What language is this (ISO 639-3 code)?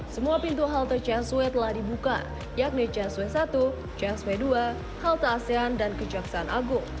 ind